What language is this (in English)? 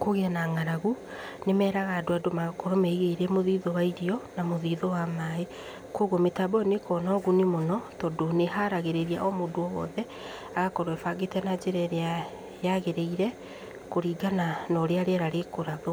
Kikuyu